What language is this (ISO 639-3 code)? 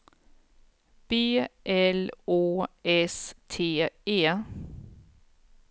swe